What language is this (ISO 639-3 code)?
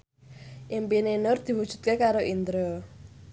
jav